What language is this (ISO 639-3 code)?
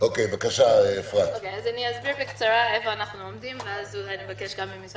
heb